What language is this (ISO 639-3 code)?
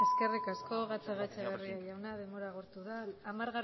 eus